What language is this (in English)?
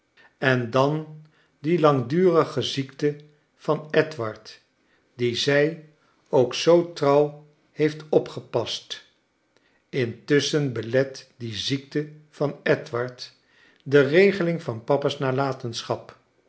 Dutch